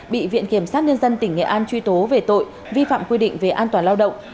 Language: Vietnamese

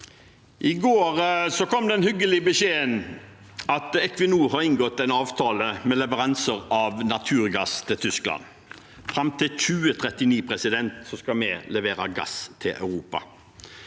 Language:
Norwegian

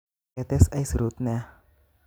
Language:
Kalenjin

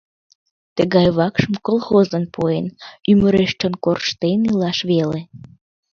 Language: Mari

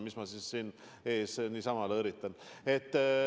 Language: Estonian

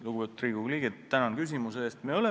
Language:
Estonian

